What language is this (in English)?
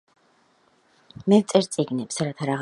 Georgian